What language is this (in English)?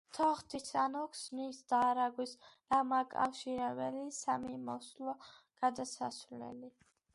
Georgian